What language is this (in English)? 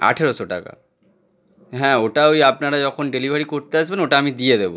Bangla